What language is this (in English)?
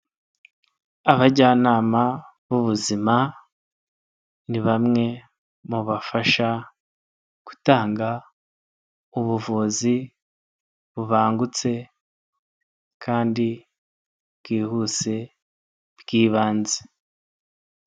Kinyarwanda